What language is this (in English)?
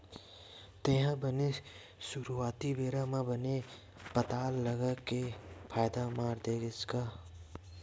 Chhattisgarhi